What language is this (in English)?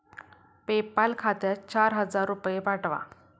Marathi